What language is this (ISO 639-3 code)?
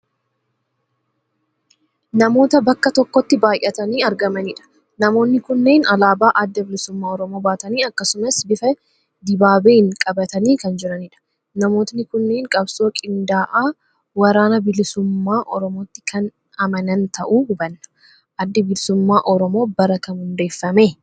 orm